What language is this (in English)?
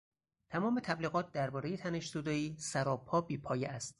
Persian